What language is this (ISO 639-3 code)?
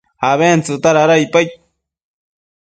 mcf